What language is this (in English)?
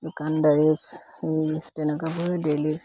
Assamese